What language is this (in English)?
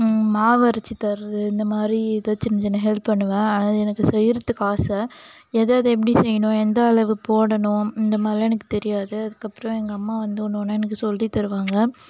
Tamil